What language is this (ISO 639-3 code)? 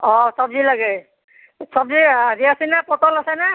asm